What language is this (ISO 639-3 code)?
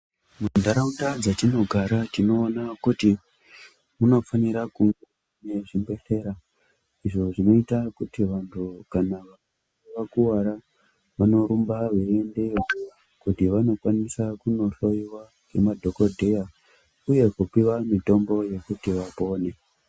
ndc